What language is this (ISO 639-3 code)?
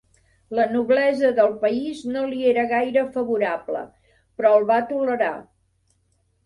cat